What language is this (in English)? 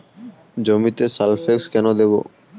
Bangla